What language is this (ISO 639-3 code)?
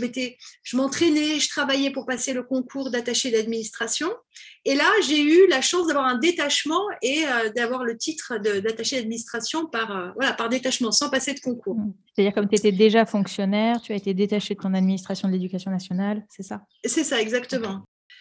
fra